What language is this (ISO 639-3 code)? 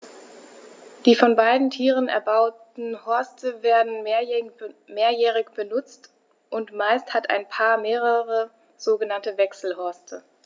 deu